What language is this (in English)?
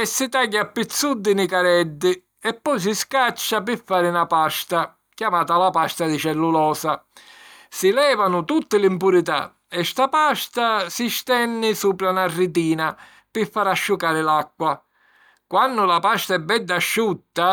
Sicilian